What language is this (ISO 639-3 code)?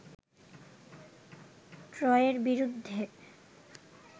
ben